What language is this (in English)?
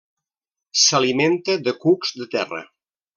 Catalan